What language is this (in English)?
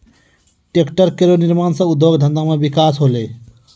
Maithili